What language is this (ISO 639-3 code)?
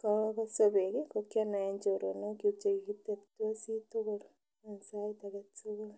kln